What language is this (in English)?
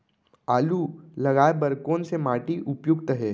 Chhattisgarhi